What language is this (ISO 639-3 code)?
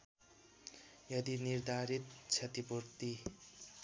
nep